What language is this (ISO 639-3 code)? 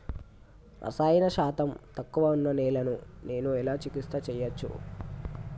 tel